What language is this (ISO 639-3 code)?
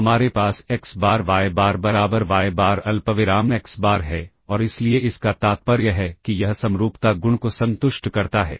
hin